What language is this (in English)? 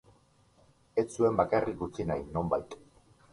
Basque